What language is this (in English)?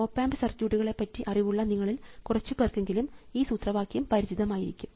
Malayalam